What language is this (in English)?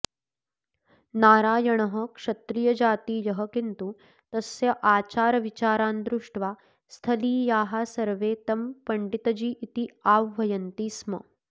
Sanskrit